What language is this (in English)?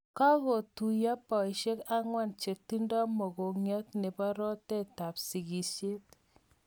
Kalenjin